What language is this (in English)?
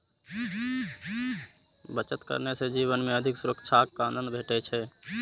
Maithili